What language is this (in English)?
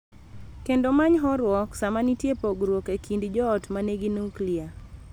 Luo (Kenya and Tanzania)